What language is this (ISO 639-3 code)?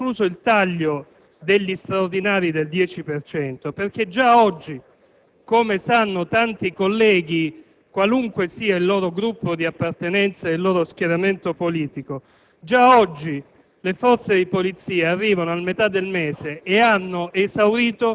ita